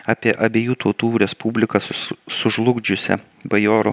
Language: Lithuanian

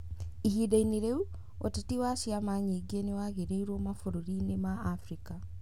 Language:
Kikuyu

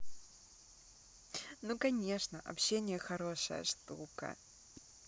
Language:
Russian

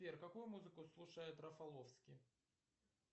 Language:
Russian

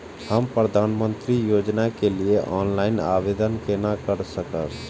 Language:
Maithili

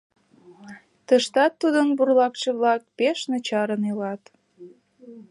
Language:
Mari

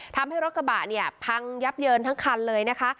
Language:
Thai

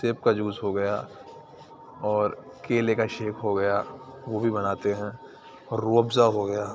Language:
Urdu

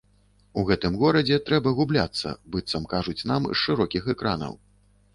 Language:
Belarusian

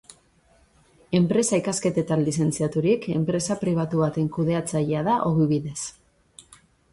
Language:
Basque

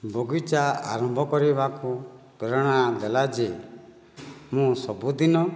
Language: Odia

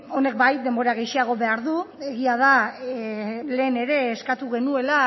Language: Basque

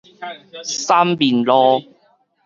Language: Min Nan Chinese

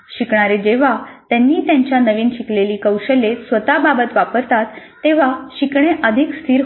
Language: Marathi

